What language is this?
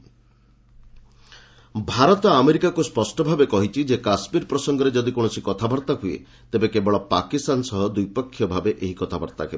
Odia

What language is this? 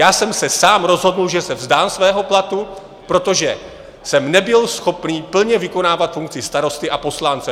Czech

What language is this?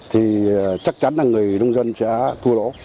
Vietnamese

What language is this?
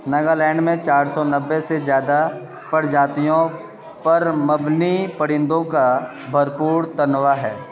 Urdu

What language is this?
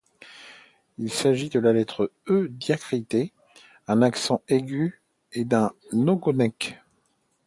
French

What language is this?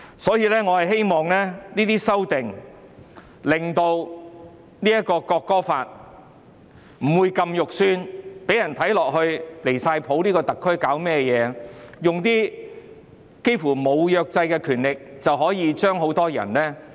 Cantonese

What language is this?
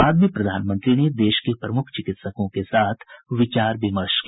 Hindi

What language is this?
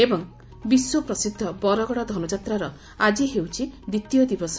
Odia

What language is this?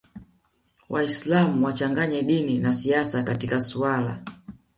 Swahili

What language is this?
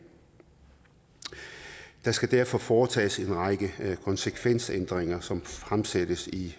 Danish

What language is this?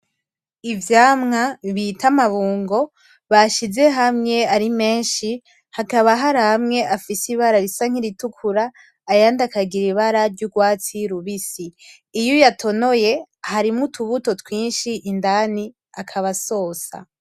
Rundi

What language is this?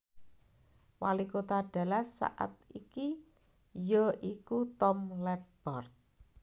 Javanese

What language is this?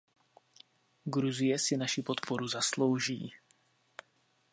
Czech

